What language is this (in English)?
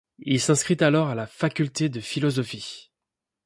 French